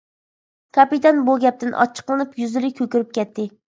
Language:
Uyghur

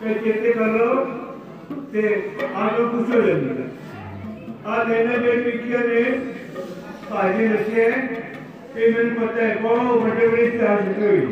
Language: Punjabi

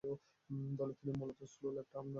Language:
Bangla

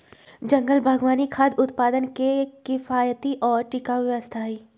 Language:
Magahi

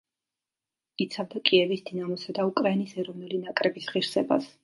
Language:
Georgian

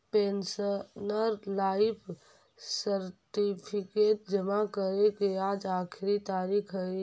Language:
Magahi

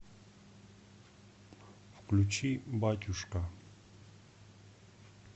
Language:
Russian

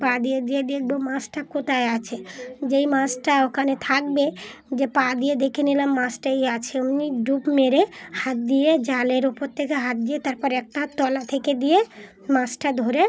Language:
Bangla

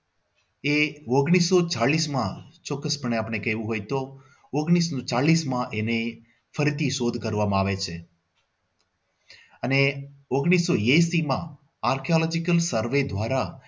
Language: Gujarati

